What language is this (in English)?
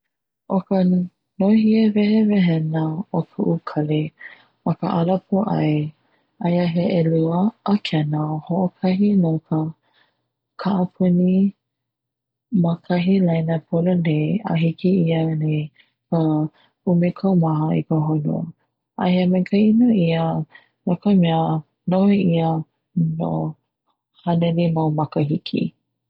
Hawaiian